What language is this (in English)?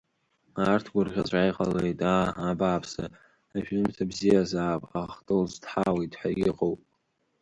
Abkhazian